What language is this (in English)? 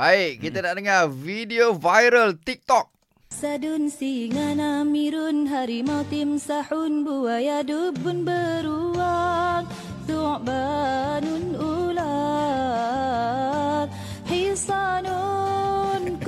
Malay